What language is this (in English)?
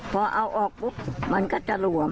Thai